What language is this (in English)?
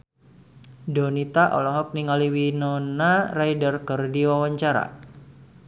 Sundanese